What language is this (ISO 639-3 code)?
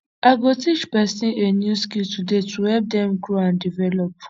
pcm